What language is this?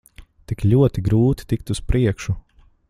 Latvian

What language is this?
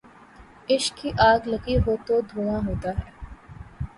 Urdu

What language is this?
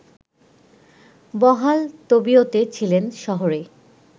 Bangla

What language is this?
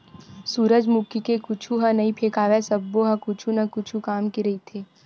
Chhattisgarhi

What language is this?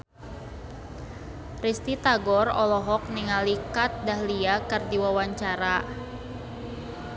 Sundanese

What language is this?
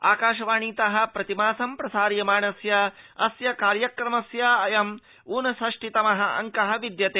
Sanskrit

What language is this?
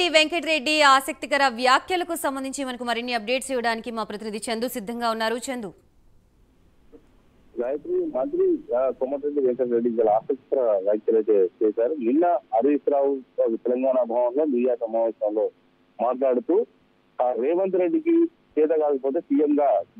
Telugu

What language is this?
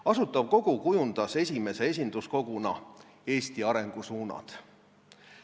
Estonian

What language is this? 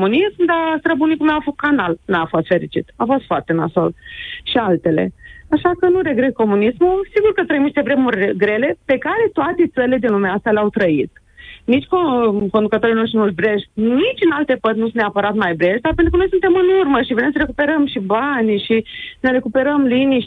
Romanian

